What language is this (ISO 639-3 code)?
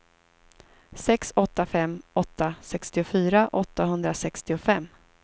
swe